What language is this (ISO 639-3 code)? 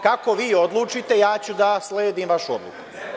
srp